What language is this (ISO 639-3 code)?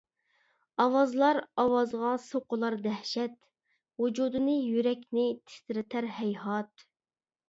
uig